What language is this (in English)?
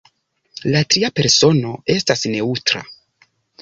Esperanto